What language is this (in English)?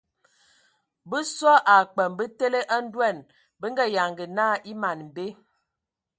Ewondo